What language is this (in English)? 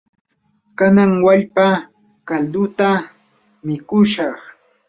Yanahuanca Pasco Quechua